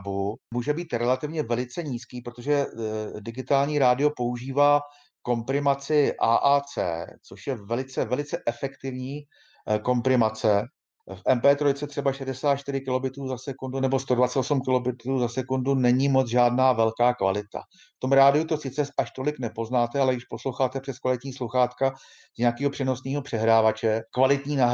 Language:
Czech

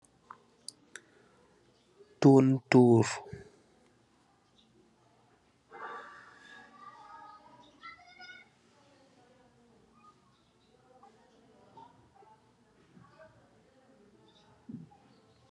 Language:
Wolof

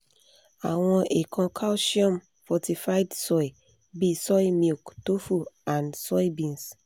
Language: Yoruba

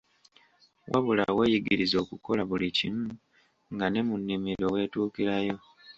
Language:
Ganda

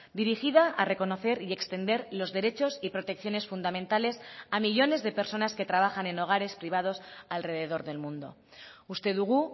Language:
Spanish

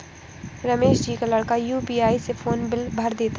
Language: Hindi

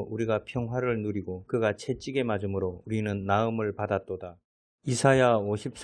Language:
Korean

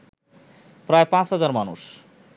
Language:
Bangla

